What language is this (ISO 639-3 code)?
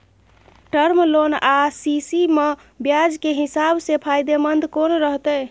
mai